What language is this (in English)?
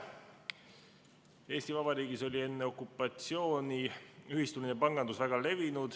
Estonian